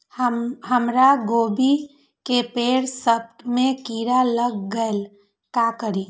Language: Magahi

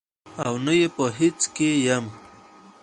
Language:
Pashto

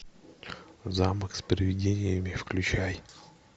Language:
Russian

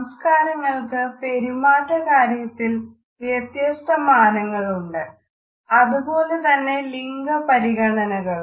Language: Malayalam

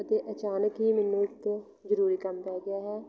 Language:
Punjabi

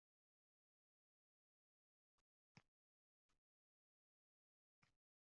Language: Uzbek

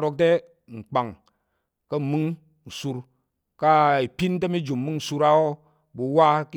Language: Tarok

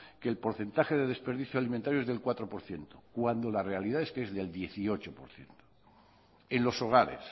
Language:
Spanish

